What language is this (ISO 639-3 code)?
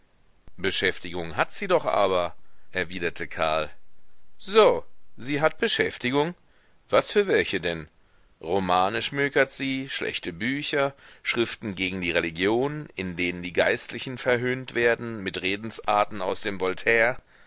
deu